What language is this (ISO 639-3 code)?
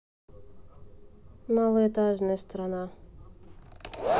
rus